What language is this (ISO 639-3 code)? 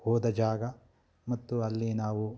kan